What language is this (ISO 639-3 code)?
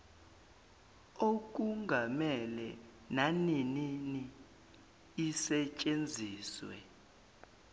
zul